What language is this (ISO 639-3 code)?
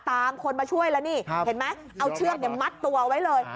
tha